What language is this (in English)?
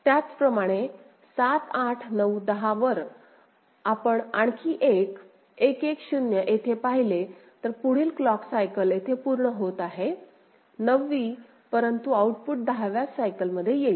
Marathi